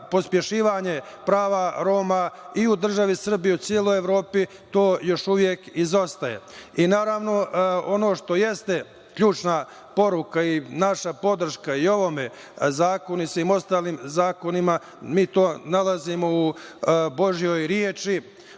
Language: Serbian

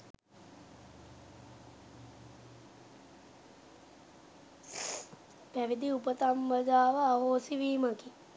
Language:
Sinhala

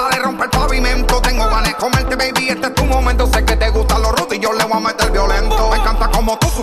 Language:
Persian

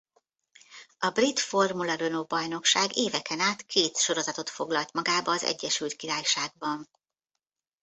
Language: Hungarian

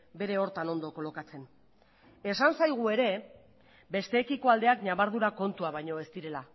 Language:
Basque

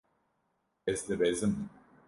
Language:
Kurdish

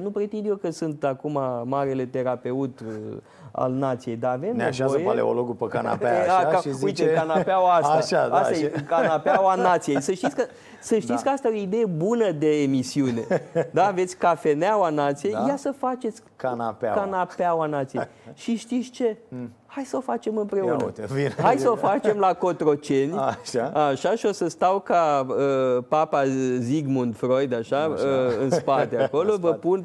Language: Romanian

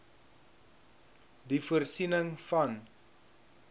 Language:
Afrikaans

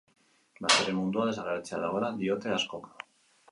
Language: Basque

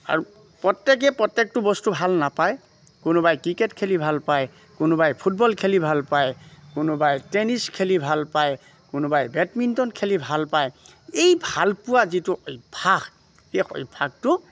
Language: Assamese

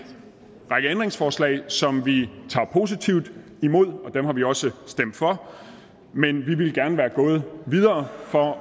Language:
Danish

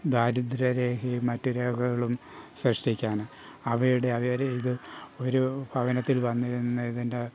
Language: Malayalam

